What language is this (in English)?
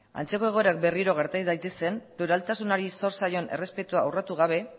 Basque